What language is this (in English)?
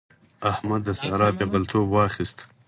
Pashto